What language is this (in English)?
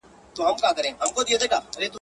Pashto